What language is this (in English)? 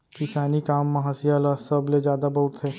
Chhattisgarhi